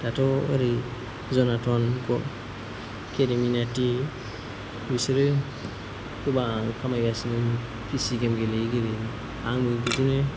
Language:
Bodo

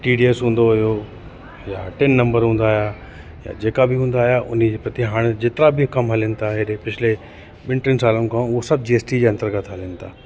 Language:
Sindhi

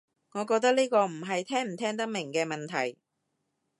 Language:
Cantonese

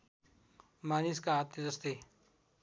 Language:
Nepali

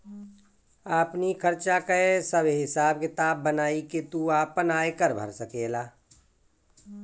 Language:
Bhojpuri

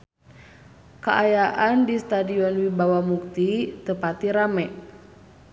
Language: Sundanese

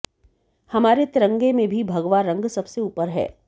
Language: Hindi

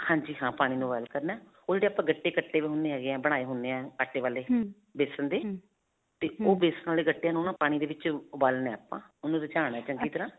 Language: Punjabi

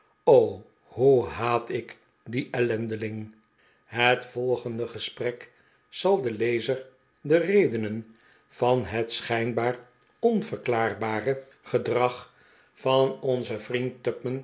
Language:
Dutch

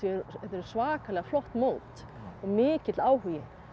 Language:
Icelandic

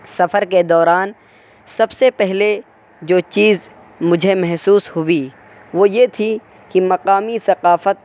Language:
Urdu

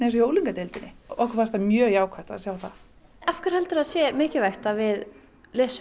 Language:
Icelandic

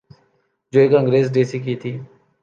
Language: Urdu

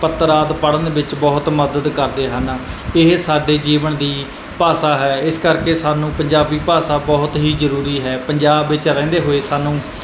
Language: Punjabi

